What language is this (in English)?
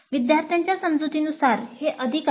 Marathi